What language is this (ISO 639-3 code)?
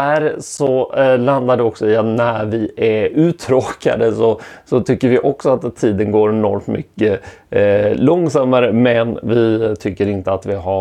swe